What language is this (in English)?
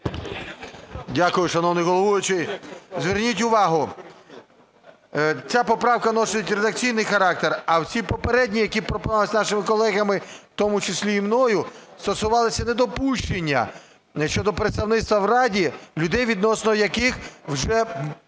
Ukrainian